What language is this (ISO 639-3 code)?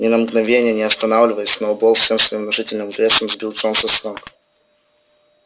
rus